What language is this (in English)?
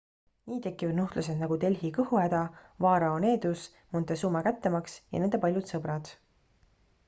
Estonian